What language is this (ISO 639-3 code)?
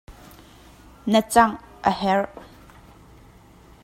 cnh